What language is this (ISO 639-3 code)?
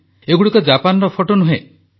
ori